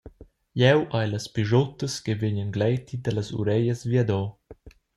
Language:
Romansh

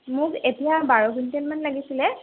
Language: Assamese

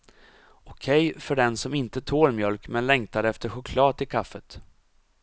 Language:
Swedish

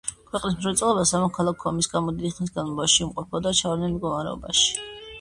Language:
Georgian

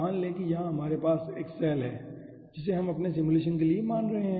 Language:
Hindi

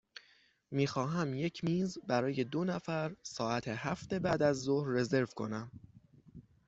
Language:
Persian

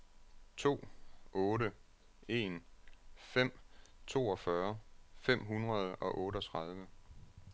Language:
Danish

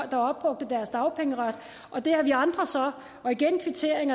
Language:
Danish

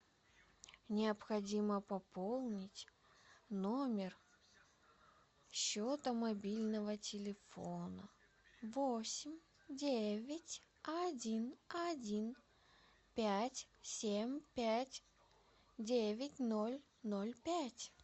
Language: Russian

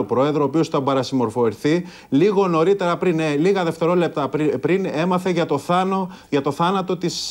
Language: Greek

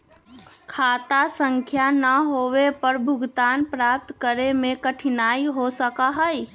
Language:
Magahi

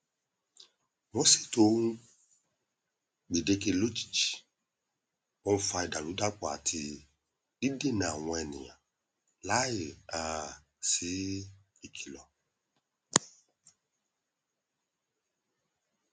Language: Yoruba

